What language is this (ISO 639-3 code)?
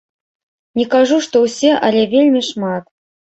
bel